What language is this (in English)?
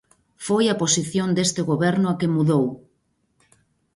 Galician